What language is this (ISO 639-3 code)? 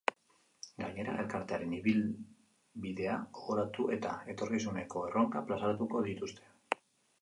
eus